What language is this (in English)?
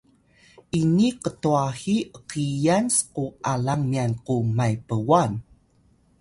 Atayal